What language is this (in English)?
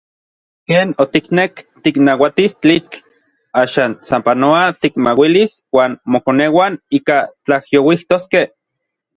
Orizaba Nahuatl